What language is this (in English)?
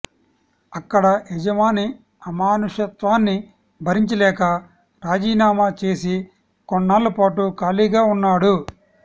Telugu